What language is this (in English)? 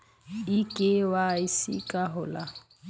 Bhojpuri